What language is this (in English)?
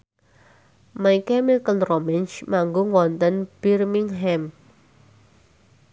Javanese